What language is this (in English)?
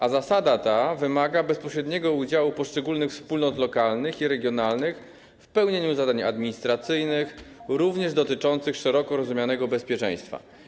Polish